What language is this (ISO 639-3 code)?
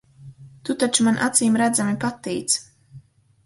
lav